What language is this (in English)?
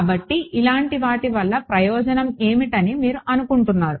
Telugu